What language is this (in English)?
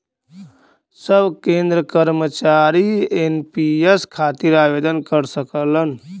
Bhojpuri